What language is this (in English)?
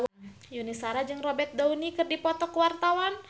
Sundanese